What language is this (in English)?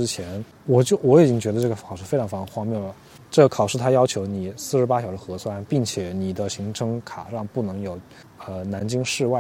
Chinese